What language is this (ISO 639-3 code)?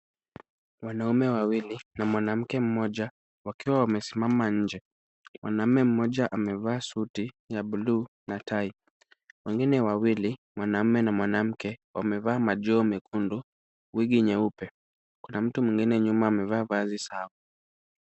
swa